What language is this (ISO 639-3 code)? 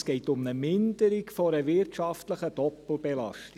gsw